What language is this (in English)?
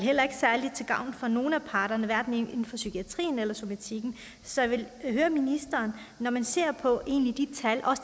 Danish